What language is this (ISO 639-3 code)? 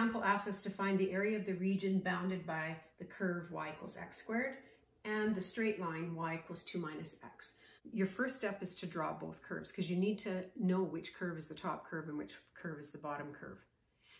eng